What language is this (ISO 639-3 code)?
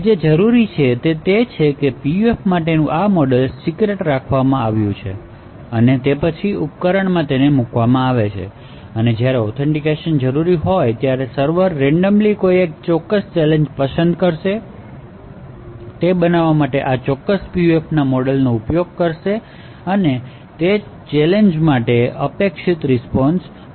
guj